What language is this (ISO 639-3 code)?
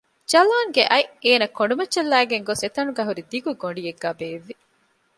div